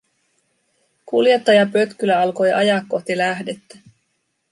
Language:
Finnish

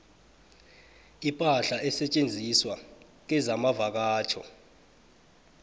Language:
South Ndebele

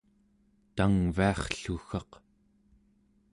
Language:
Central Yupik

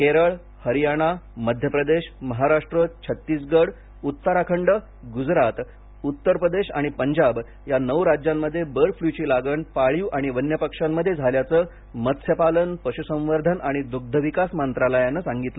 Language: Marathi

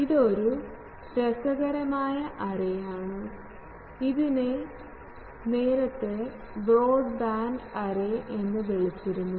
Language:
Malayalam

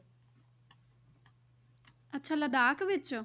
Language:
Punjabi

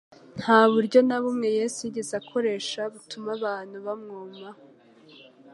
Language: Kinyarwanda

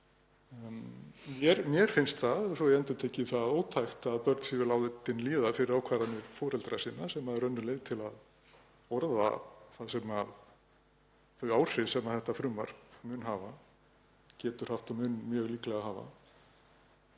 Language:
Icelandic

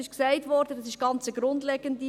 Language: Swiss German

